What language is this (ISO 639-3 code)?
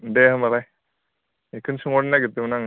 brx